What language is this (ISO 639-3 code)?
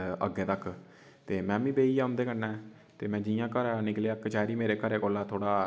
doi